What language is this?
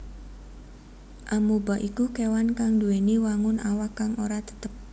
Javanese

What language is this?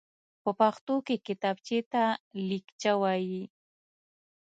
Pashto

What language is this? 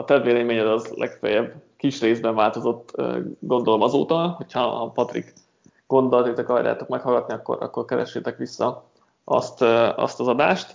Hungarian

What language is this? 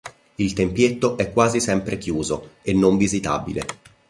Italian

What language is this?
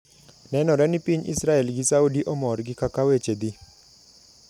Luo (Kenya and Tanzania)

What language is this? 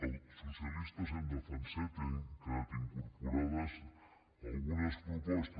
Catalan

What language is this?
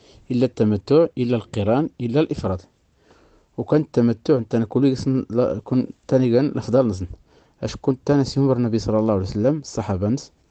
Arabic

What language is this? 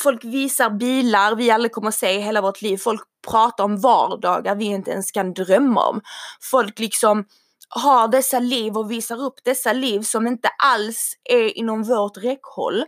Swedish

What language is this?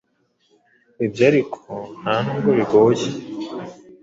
Kinyarwanda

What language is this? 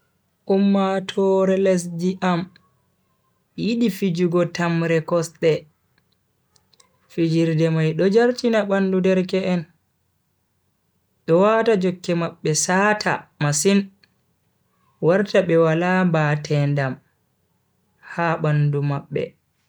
Bagirmi Fulfulde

